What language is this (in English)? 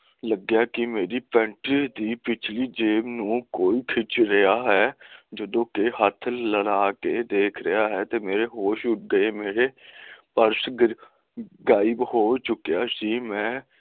Punjabi